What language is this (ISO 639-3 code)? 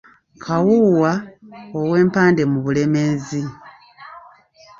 lug